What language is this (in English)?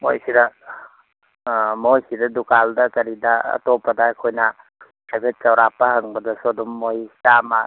Manipuri